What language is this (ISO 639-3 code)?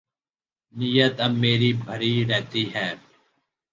urd